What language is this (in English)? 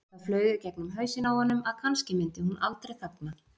Icelandic